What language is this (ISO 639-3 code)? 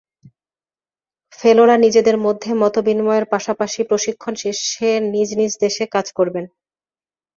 ben